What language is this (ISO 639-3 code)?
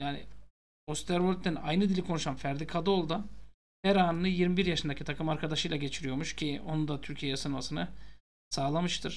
tur